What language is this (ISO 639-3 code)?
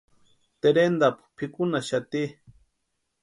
pua